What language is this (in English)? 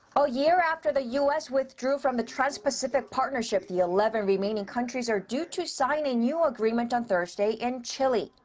English